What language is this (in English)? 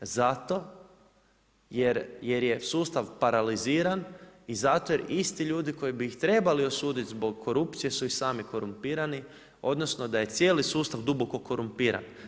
Croatian